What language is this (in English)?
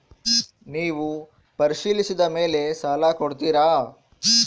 Kannada